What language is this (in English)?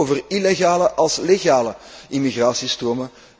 Dutch